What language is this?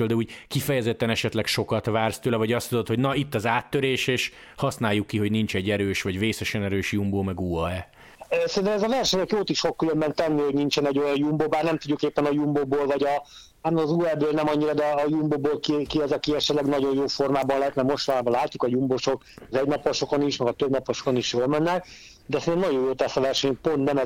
Hungarian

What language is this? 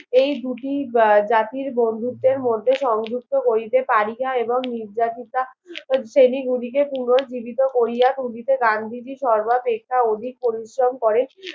Bangla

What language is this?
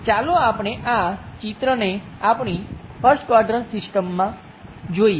Gujarati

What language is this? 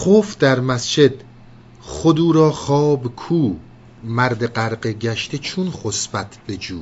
Persian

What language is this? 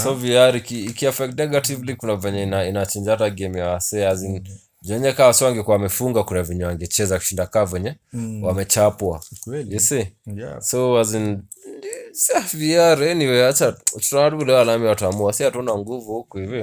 Swahili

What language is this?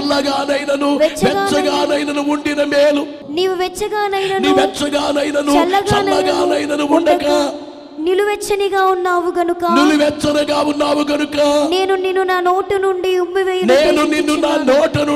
Telugu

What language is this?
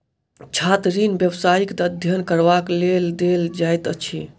Maithili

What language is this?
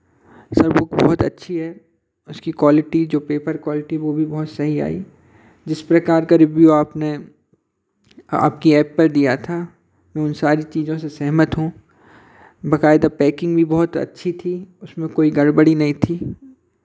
Hindi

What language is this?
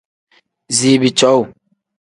Tem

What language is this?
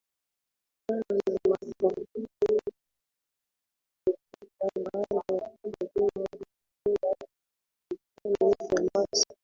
Swahili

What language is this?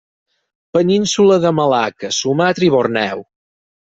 Catalan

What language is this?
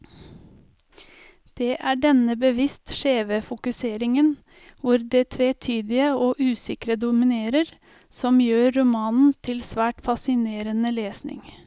Norwegian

